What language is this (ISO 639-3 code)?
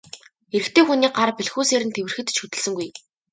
mon